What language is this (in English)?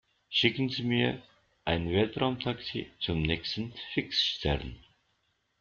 German